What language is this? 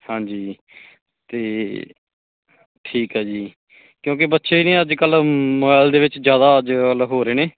Punjabi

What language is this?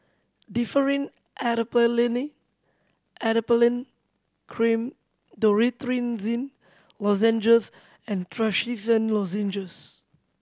English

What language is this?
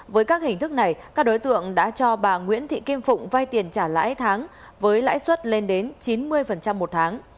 Vietnamese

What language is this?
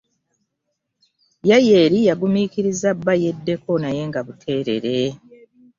Ganda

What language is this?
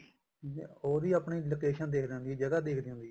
Punjabi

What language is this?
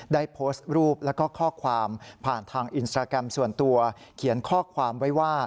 Thai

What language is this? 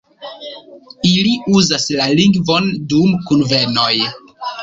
Esperanto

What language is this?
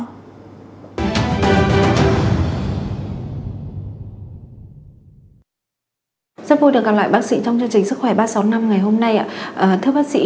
Vietnamese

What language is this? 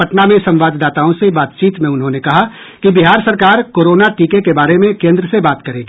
Hindi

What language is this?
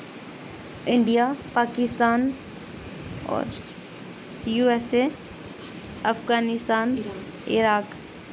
Dogri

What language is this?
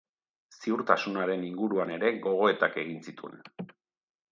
Basque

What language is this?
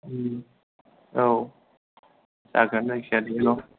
Bodo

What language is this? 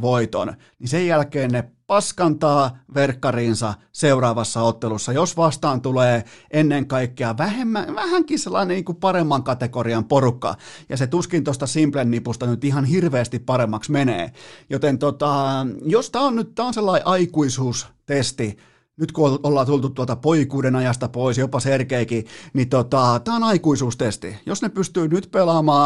Finnish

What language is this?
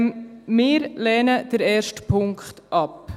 Swiss German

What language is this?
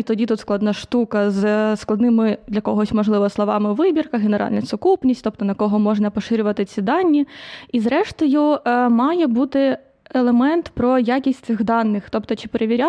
Ukrainian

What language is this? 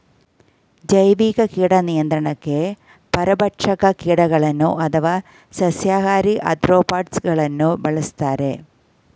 Kannada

